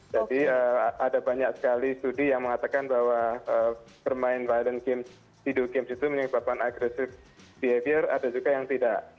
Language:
Indonesian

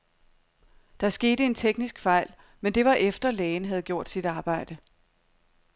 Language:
Danish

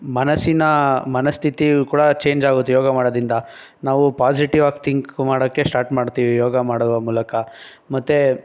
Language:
Kannada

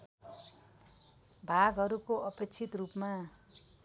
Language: Nepali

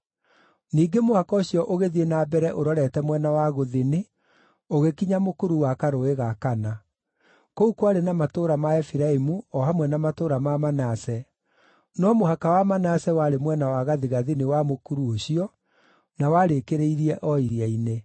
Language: Kikuyu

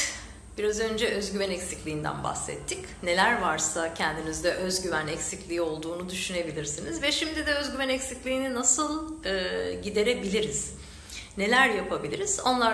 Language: Turkish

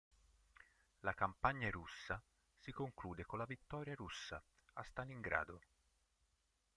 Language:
Italian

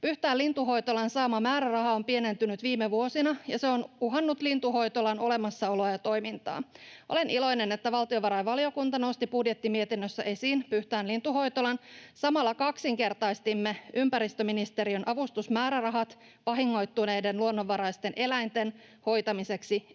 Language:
Finnish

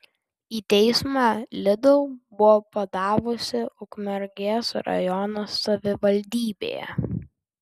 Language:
Lithuanian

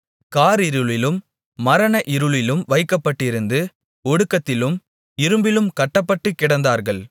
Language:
Tamil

